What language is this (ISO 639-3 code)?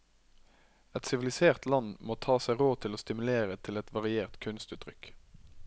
nor